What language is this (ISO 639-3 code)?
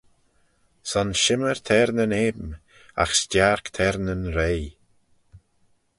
glv